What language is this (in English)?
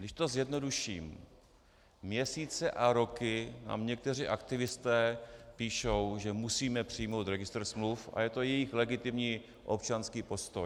Czech